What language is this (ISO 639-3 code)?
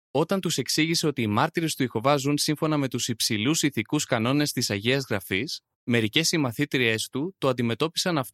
ell